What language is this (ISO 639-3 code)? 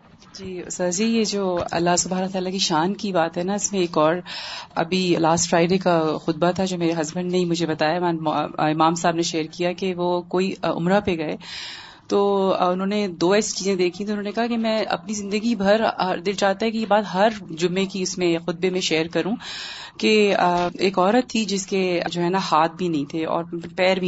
urd